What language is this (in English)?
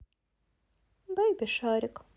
Russian